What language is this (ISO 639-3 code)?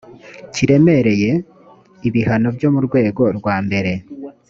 kin